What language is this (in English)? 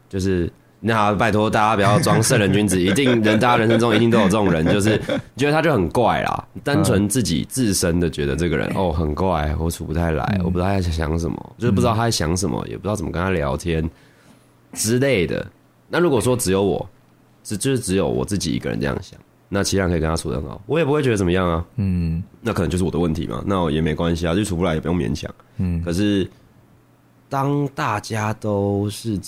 Chinese